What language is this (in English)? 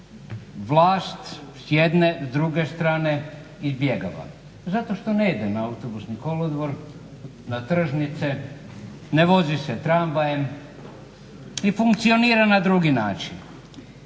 Croatian